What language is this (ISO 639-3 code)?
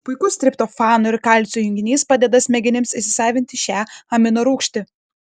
lit